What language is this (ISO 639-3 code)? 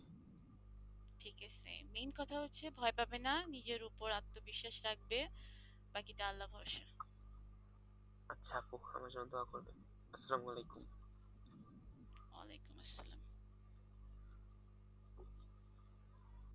ben